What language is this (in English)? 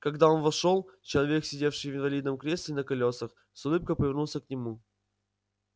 Russian